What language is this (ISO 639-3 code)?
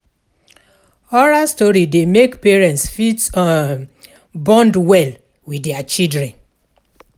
pcm